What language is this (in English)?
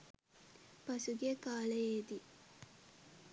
Sinhala